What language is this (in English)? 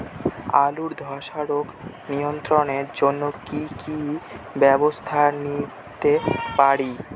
Bangla